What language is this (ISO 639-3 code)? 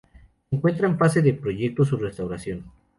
spa